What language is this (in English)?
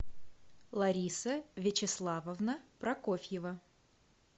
Russian